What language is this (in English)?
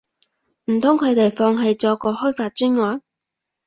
Cantonese